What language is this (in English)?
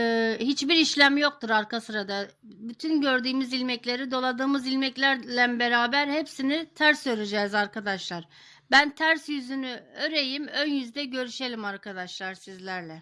Turkish